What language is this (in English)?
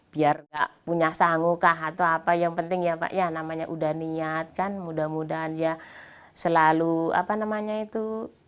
Indonesian